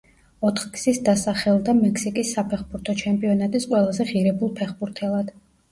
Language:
Georgian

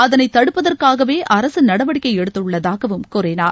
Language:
Tamil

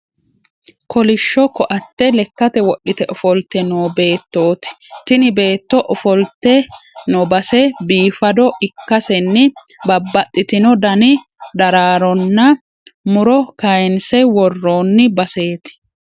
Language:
Sidamo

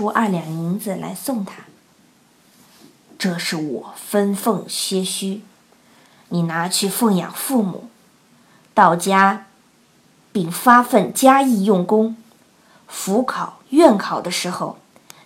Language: Chinese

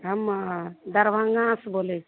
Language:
Maithili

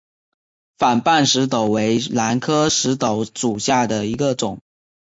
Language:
Chinese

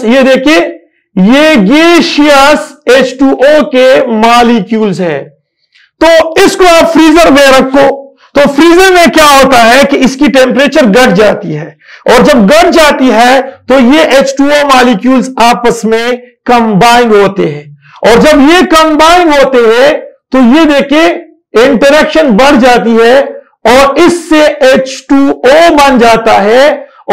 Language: Turkish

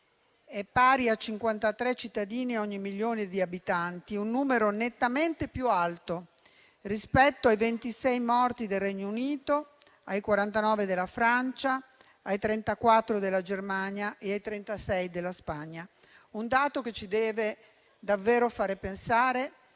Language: Italian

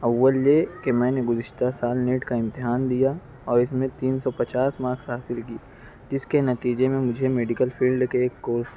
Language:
Urdu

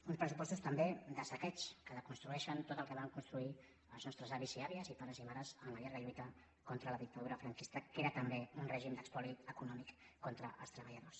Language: Catalan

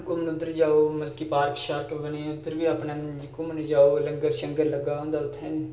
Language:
Dogri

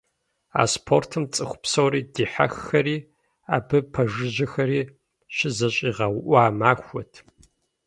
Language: Kabardian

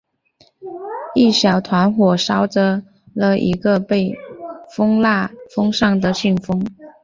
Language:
Chinese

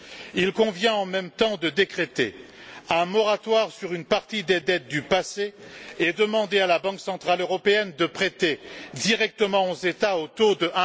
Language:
French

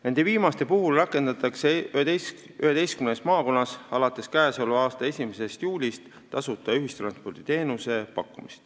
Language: Estonian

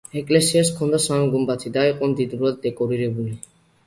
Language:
Georgian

